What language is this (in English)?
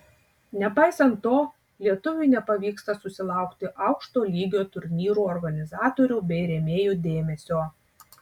Lithuanian